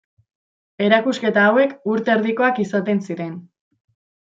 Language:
Basque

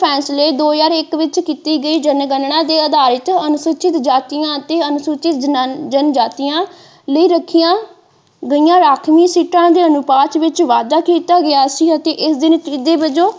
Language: Punjabi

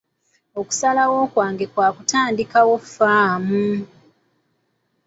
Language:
Ganda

